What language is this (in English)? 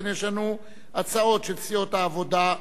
Hebrew